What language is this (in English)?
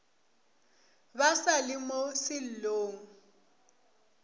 Northern Sotho